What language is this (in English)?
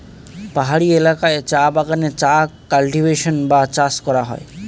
Bangla